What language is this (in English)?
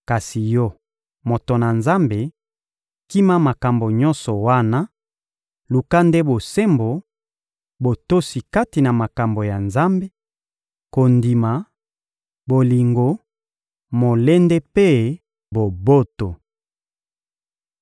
Lingala